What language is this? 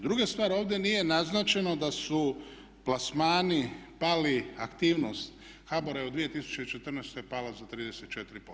Croatian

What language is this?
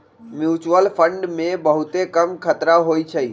Magahi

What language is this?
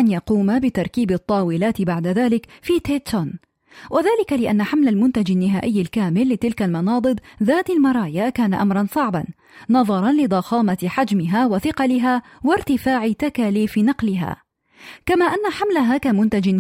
Arabic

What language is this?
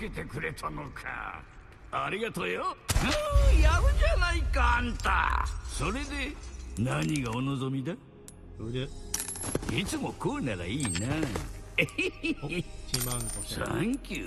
Japanese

